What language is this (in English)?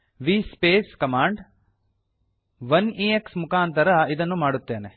Kannada